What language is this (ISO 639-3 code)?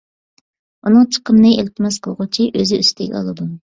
uig